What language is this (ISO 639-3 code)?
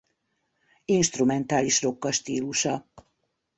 hun